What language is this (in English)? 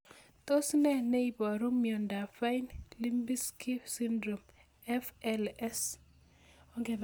Kalenjin